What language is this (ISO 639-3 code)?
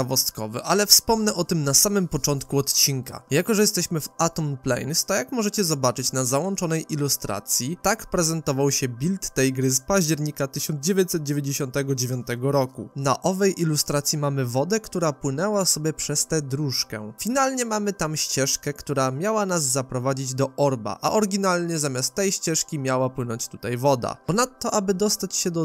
pol